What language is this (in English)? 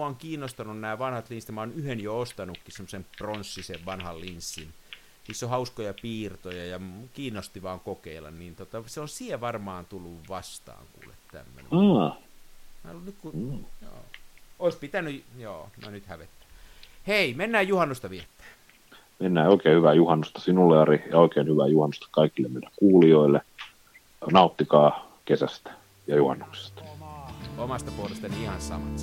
Finnish